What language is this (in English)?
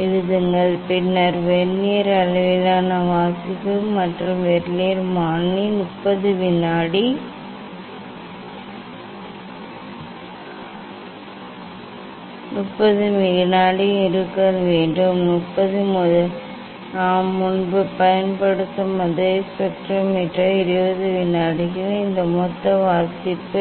Tamil